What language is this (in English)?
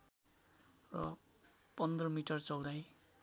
Nepali